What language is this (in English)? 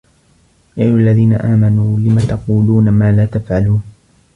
Arabic